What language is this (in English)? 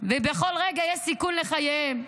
Hebrew